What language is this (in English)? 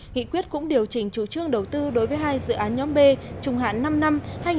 Vietnamese